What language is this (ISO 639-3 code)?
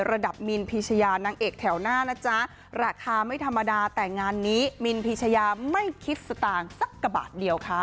tha